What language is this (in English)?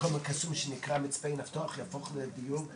Hebrew